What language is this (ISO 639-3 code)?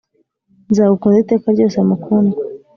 kin